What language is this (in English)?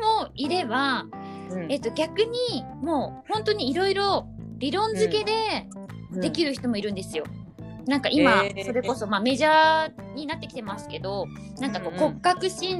Japanese